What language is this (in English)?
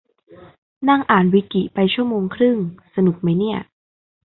Thai